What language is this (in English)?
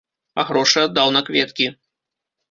Belarusian